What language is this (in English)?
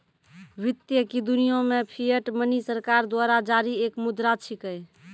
Maithili